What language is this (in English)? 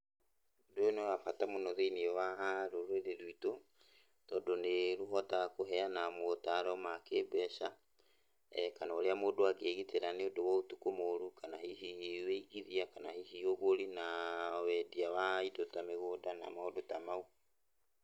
Kikuyu